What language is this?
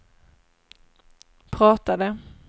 Swedish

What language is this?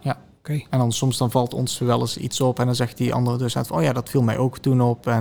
Dutch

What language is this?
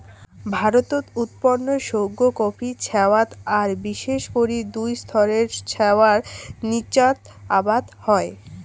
Bangla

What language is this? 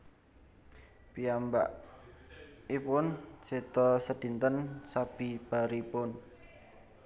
Javanese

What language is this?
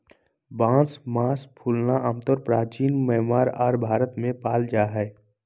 Magahi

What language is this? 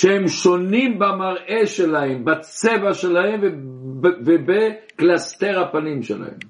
Hebrew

